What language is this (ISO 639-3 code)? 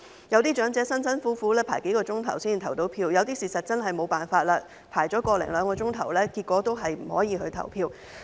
yue